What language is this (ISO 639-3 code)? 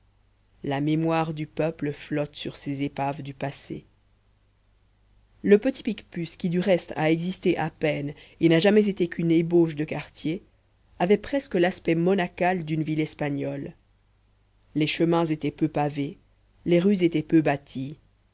fra